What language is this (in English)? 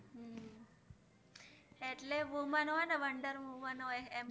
Gujarati